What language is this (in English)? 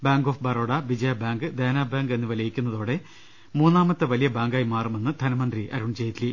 Malayalam